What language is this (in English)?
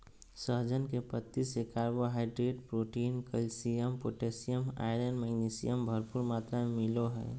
Magahi